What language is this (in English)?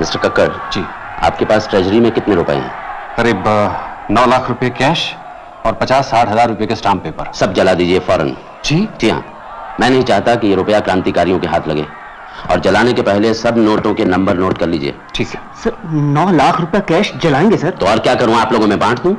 Hindi